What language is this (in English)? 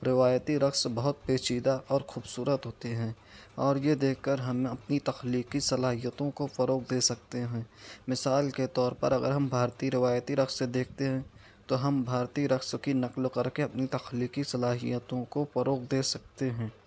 Urdu